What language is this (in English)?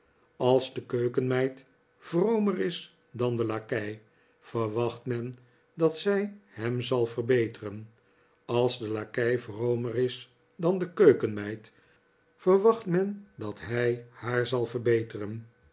Dutch